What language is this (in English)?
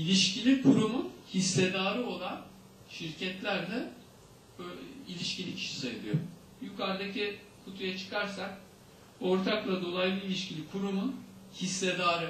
Turkish